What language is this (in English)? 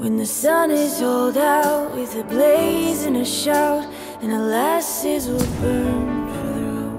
English